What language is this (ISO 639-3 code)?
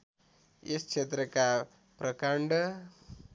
nep